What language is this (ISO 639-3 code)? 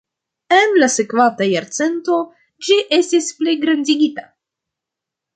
epo